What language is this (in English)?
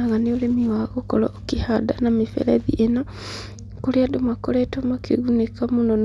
Kikuyu